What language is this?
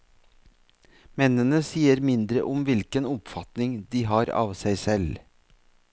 Norwegian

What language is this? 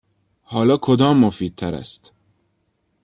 Persian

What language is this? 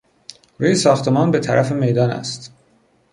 Persian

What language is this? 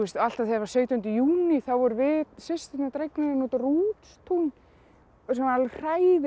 Icelandic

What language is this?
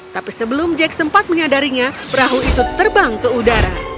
Indonesian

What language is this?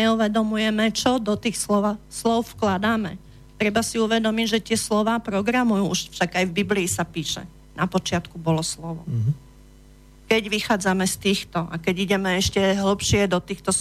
Slovak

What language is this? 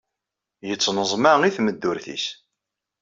Kabyle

